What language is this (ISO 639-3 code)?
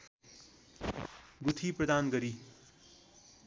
nep